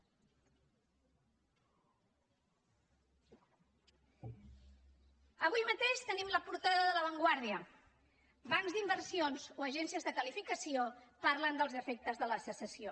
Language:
Catalan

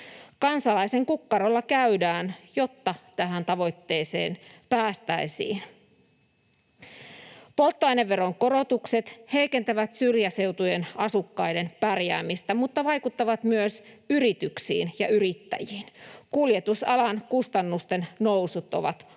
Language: Finnish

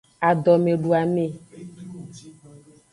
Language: Aja (Benin)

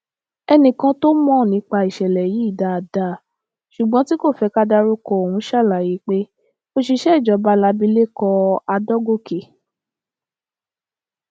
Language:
Yoruba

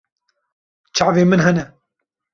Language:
Kurdish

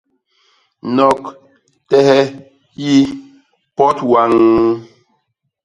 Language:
Basaa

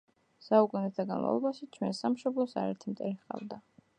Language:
Georgian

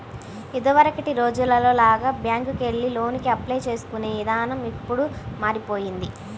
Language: Telugu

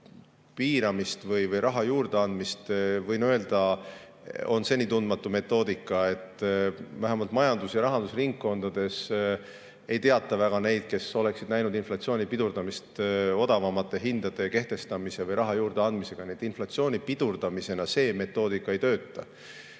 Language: Estonian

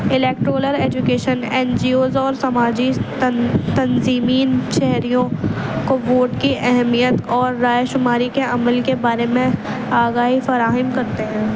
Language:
Urdu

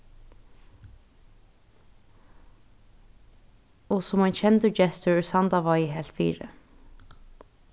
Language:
Faroese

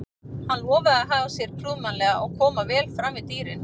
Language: Icelandic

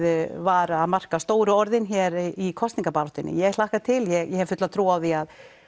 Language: Icelandic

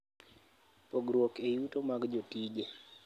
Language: Luo (Kenya and Tanzania)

